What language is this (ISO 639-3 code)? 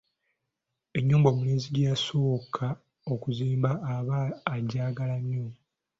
lug